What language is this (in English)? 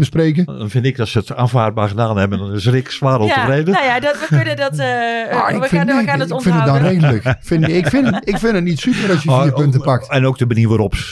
Dutch